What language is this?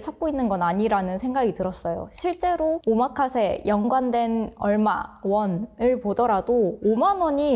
Korean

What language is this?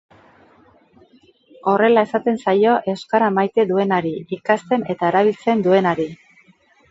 Basque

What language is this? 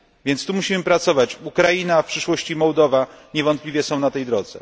Polish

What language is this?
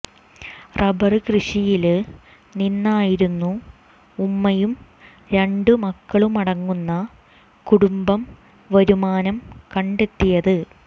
Malayalam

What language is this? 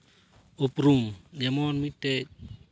Santali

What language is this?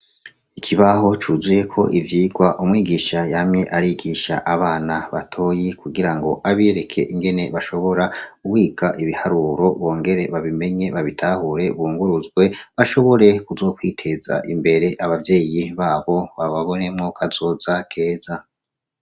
Rundi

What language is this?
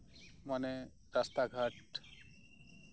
Santali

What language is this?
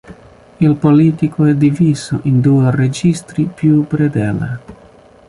Italian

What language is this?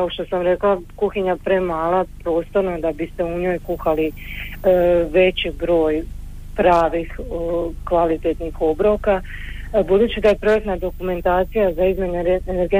Croatian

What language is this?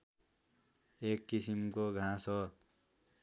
Nepali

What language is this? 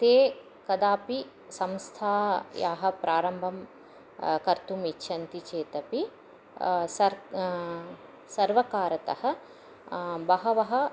Sanskrit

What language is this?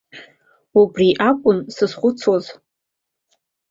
Abkhazian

